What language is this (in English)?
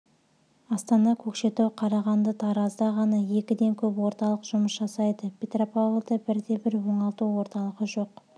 Kazakh